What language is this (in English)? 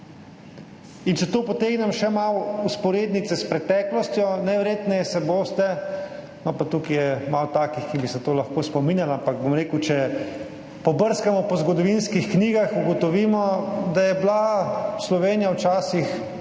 Slovenian